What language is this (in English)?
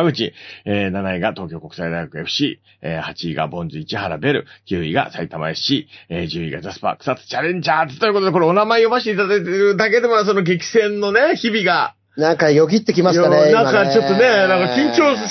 Japanese